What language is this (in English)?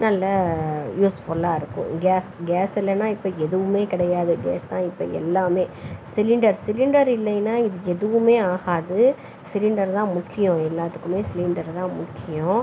Tamil